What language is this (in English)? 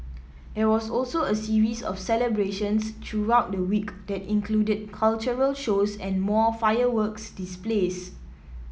English